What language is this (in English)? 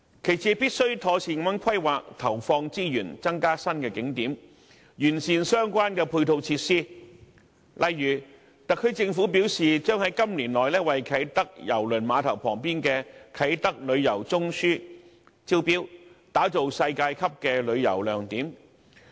Cantonese